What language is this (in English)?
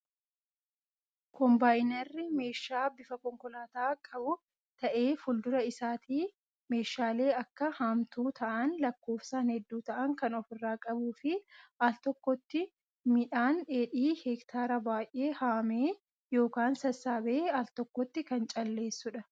Oromo